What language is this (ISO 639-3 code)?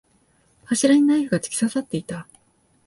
jpn